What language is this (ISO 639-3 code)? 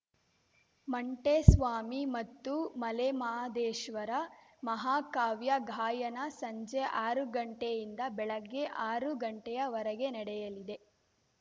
kan